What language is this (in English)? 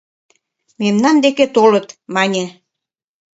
Mari